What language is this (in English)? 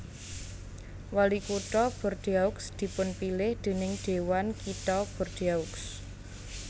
Javanese